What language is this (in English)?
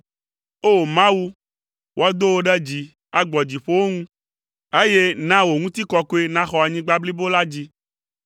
Ewe